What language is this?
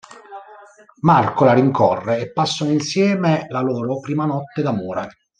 Italian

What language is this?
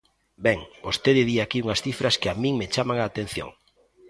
Galician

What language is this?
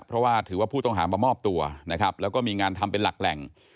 Thai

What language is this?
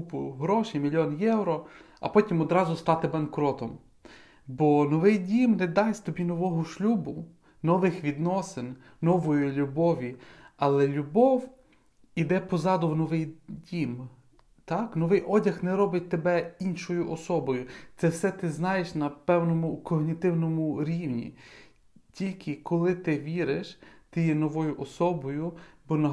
Ukrainian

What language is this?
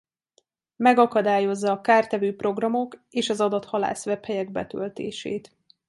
Hungarian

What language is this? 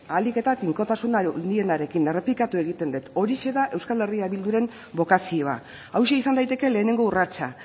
Basque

